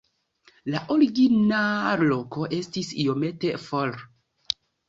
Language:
Esperanto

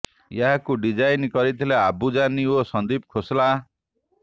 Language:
Odia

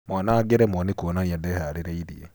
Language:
Kikuyu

